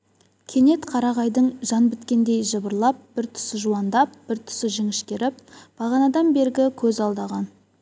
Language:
Kazakh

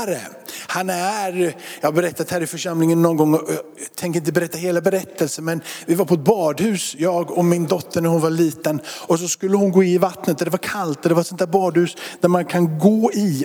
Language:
Swedish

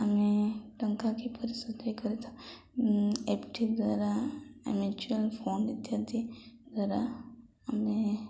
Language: Odia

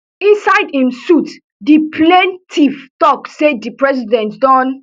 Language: Nigerian Pidgin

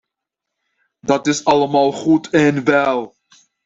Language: Dutch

